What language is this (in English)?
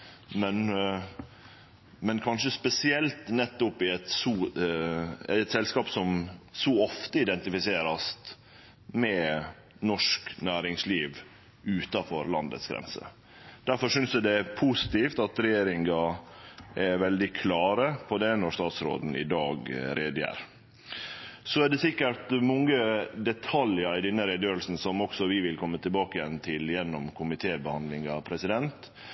Norwegian Nynorsk